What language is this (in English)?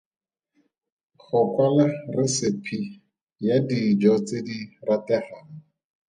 Tswana